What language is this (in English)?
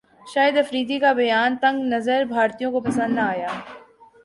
Urdu